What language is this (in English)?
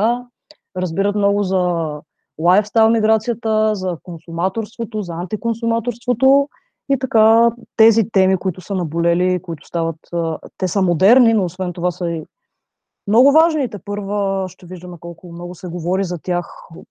Bulgarian